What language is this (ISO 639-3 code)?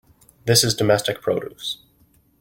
eng